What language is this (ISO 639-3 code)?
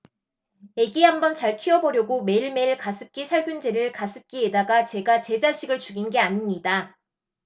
kor